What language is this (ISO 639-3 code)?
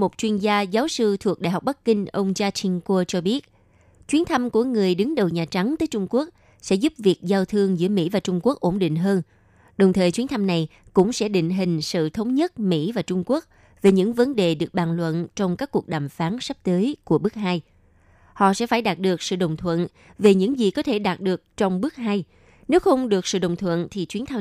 vie